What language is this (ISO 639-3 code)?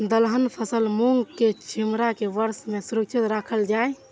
mai